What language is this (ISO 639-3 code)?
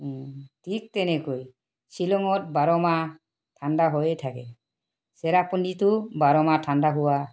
asm